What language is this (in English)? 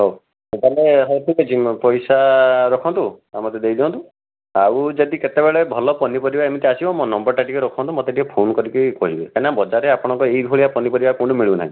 Odia